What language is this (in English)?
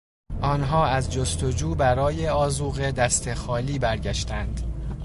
Persian